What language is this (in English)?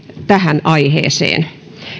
Finnish